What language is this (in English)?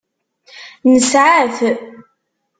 Kabyle